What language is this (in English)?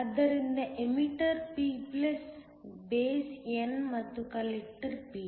Kannada